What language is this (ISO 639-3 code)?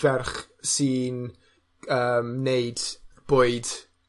cym